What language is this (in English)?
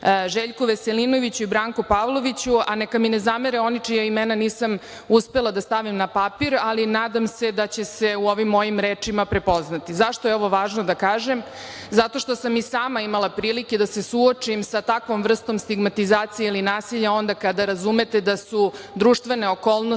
Serbian